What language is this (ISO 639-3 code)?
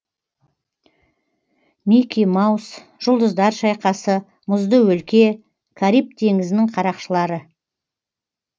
kaz